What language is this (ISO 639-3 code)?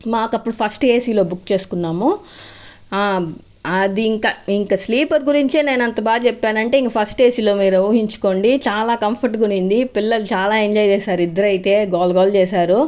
tel